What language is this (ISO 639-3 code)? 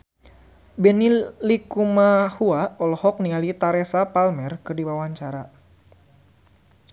sun